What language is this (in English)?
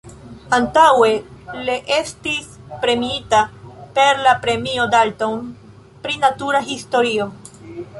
Esperanto